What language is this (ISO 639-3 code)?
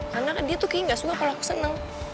ind